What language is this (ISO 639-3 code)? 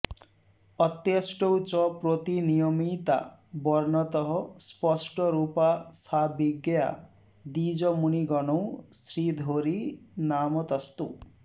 san